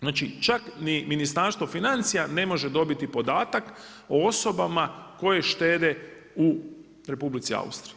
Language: Croatian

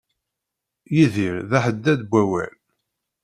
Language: Kabyle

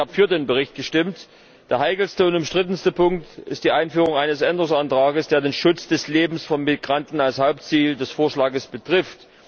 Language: German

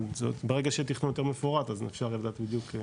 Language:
Hebrew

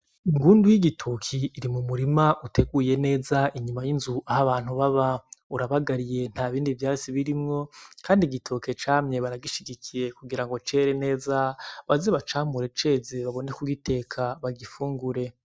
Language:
Rundi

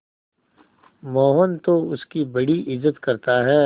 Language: Hindi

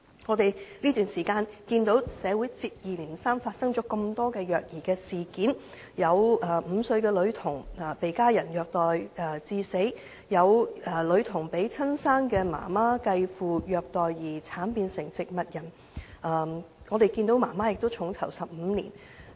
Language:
Cantonese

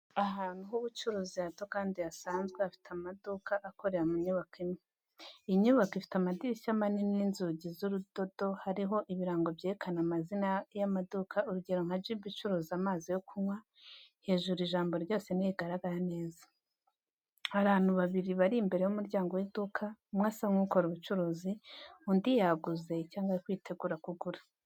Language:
Kinyarwanda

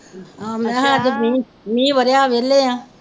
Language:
Punjabi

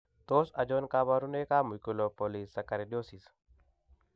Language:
Kalenjin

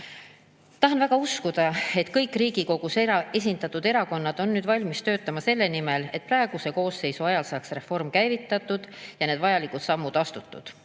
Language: Estonian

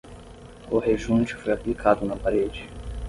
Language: Portuguese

